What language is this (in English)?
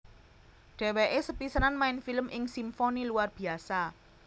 Javanese